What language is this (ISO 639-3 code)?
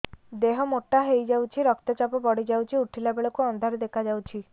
ori